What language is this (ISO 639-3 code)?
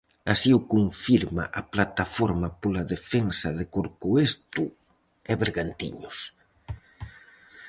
glg